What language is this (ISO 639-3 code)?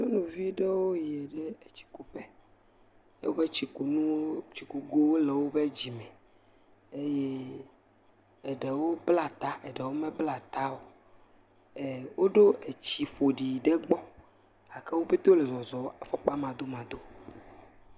ewe